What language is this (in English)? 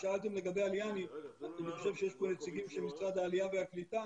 Hebrew